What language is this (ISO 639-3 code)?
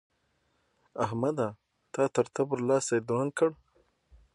pus